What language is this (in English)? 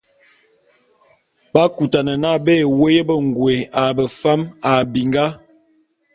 Bulu